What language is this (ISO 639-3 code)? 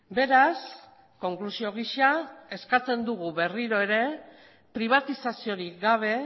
eus